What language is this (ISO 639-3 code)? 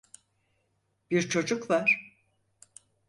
tur